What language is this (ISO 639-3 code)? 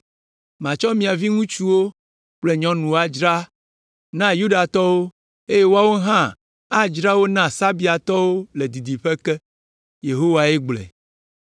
ewe